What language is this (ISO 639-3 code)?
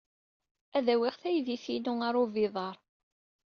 kab